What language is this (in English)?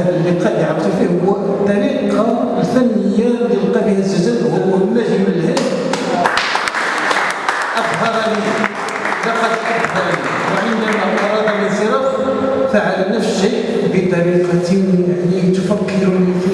Arabic